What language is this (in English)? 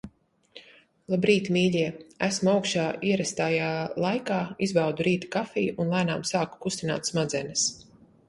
Latvian